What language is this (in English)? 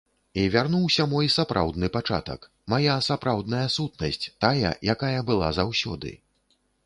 Belarusian